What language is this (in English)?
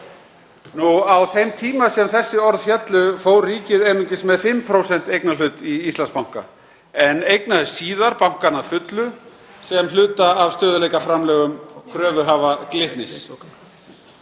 Icelandic